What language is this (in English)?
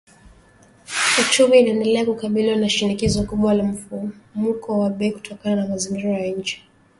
Swahili